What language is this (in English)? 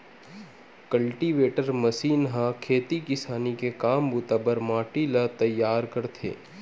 Chhattisgarhi